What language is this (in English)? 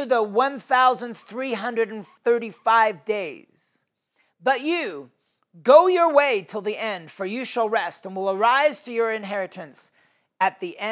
English